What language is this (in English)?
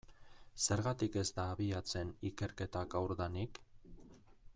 Basque